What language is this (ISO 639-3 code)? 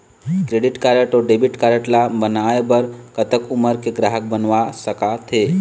hne